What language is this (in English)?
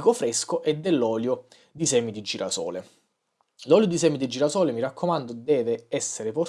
Italian